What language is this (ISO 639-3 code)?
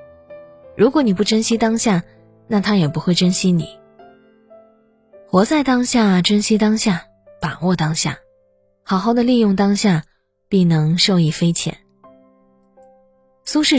zho